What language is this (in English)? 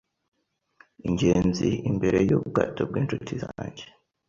Kinyarwanda